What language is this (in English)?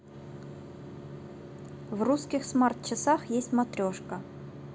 Russian